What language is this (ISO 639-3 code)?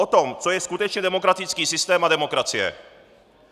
ces